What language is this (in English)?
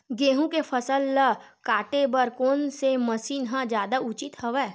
Chhattisgarhi